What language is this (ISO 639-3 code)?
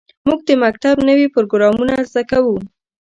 pus